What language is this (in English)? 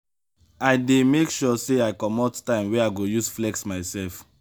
Nigerian Pidgin